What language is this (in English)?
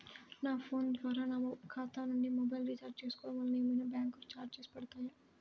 Telugu